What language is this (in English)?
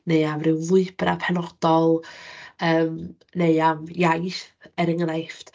Welsh